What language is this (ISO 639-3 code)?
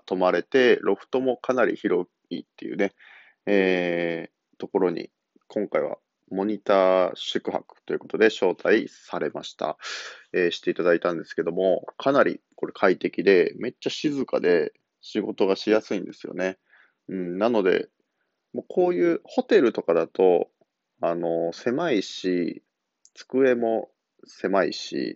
jpn